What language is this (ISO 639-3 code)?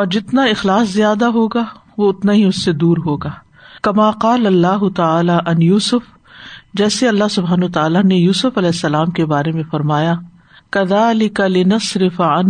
urd